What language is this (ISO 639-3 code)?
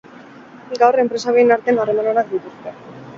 eus